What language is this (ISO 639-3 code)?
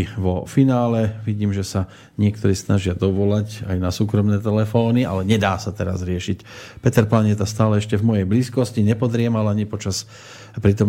slk